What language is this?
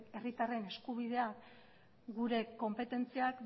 Basque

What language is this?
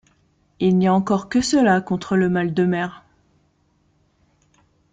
French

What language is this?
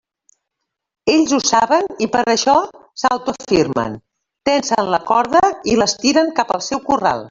Catalan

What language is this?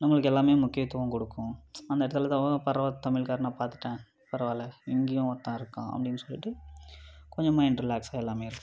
Tamil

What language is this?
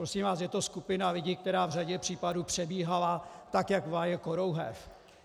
Czech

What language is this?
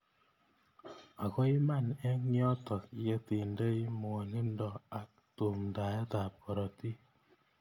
Kalenjin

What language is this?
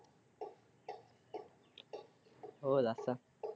Punjabi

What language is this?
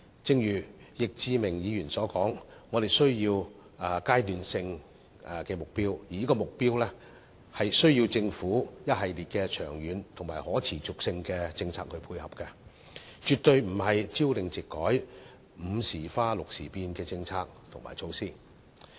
Cantonese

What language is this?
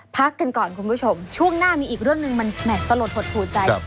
Thai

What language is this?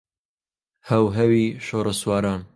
Central Kurdish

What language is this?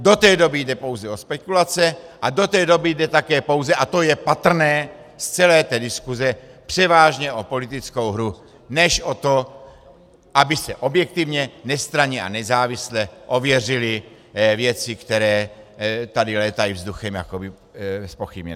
Czech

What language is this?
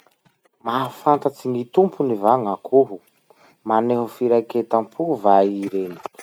Masikoro Malagasy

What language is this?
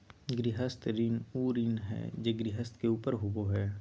Magahi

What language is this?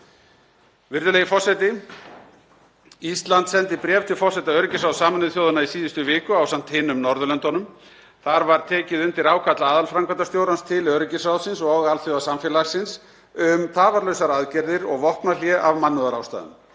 Icelandic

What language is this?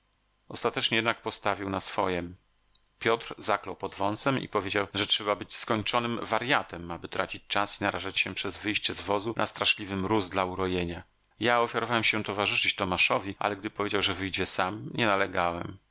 Polish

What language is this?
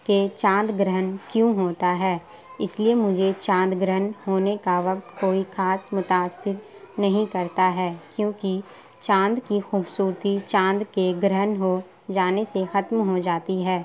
Urdu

